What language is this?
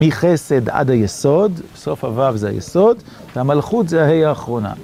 Hebrew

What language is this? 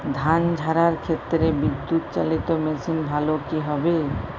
Bangla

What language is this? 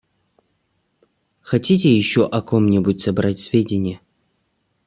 Russian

